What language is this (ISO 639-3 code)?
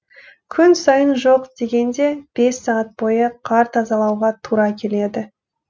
kaz